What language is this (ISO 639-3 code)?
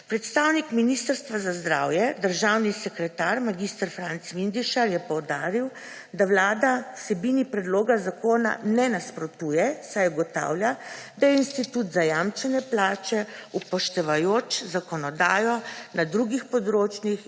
slv